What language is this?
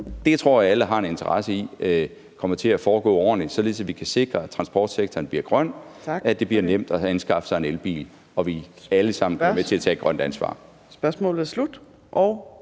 Danish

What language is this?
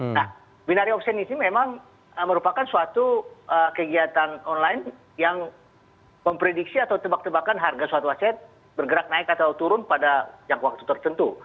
Indonesian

